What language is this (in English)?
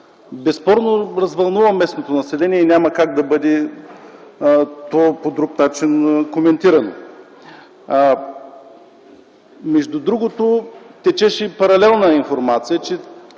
Bulgarian